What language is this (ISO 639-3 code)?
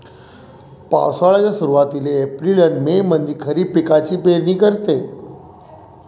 mar